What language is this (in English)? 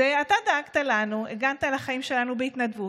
Hebrew